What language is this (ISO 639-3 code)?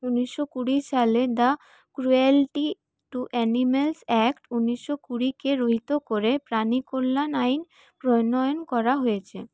ben